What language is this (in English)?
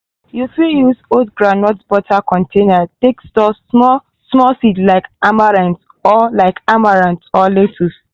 Nigerian Pidgin